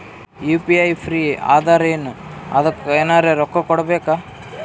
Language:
Kannada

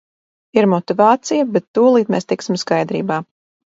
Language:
Latvian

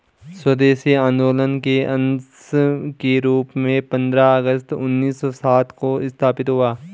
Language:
Hindi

